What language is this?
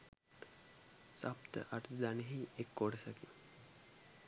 Sinhala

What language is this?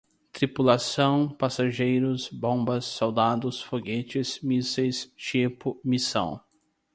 Portuguese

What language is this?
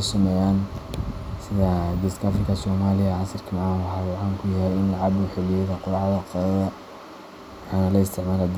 Somali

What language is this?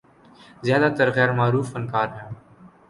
Urdu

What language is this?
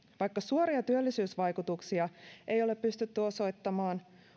Finnish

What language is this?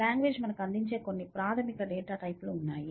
Telugu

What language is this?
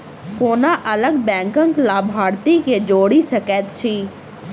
Maithili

